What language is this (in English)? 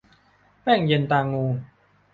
Thai